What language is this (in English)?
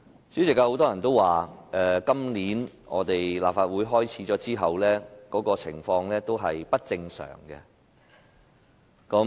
Cantonese